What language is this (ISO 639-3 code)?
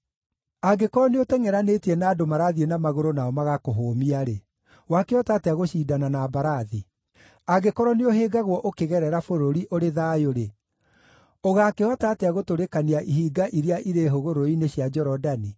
kik